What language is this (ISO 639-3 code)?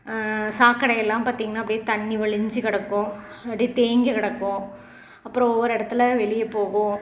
tam